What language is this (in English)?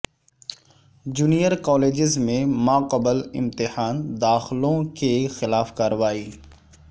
Urdu